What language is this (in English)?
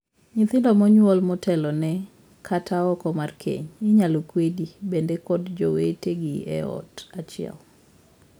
Luo (Kenya and Tanzania)